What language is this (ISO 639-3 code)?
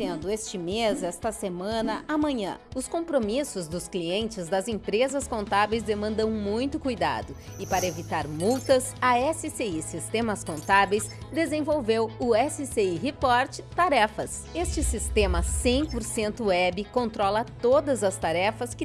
por